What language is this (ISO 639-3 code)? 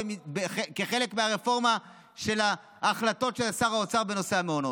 heb